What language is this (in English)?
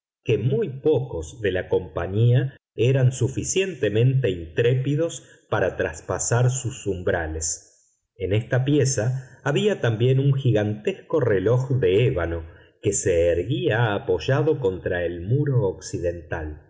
Spanish